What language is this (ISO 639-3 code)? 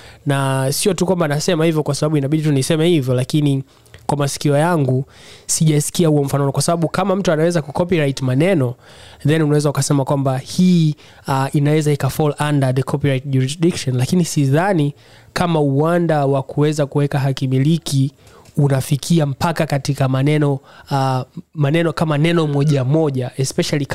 swa